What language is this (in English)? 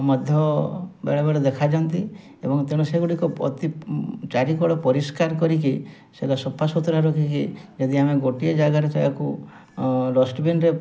Odia